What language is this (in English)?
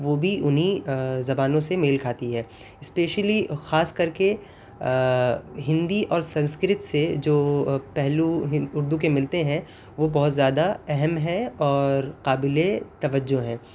Urdu